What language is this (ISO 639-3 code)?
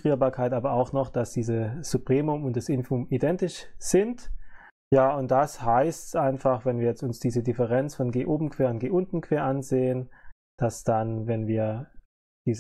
deu